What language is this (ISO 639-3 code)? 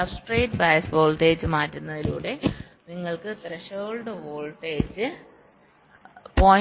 mal